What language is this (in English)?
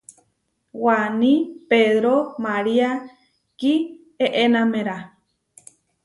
Huarijio